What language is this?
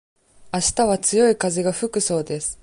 Japanese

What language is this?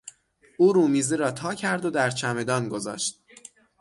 Persian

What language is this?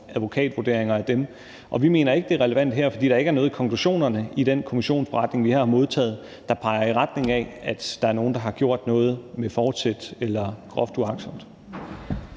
Danish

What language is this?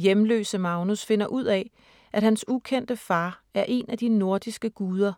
Danish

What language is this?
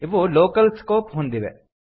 Kannada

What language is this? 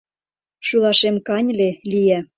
Mari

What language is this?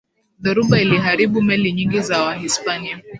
Swahili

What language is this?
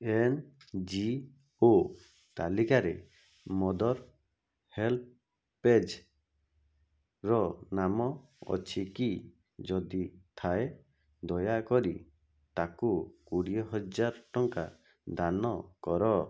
Odia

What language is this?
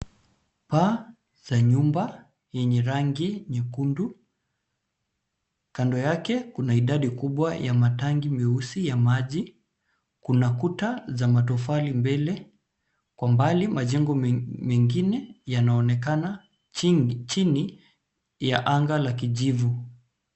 Swahili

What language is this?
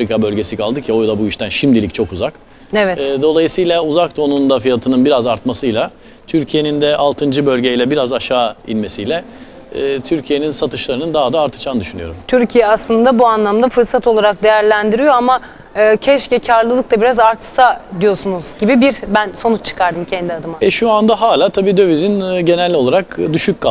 Turkish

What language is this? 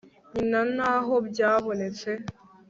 Kinyarwanda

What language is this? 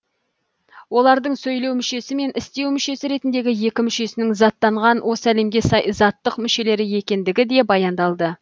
Kazakh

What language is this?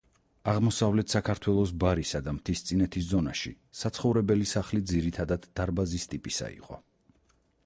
Georgian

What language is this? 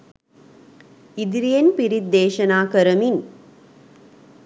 Sinhala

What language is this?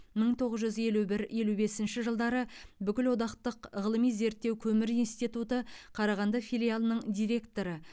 Kazakh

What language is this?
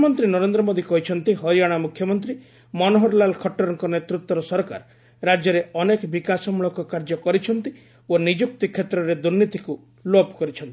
Odia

